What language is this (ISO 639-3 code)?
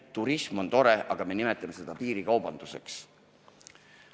est